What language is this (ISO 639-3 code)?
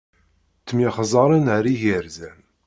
kab